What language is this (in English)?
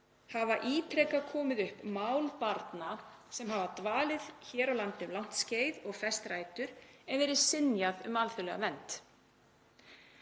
Icelandic